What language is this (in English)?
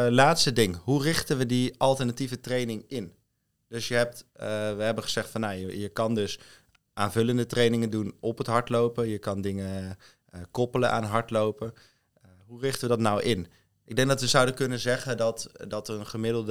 Dutch